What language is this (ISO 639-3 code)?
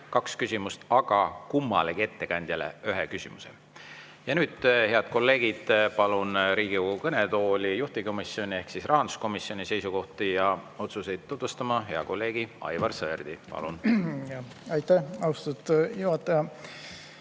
est